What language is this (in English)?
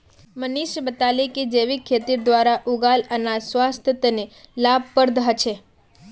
Magahi